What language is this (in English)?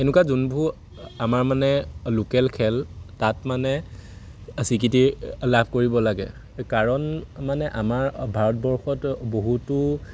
Assamese